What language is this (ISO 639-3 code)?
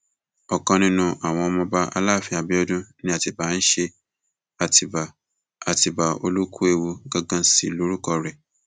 yor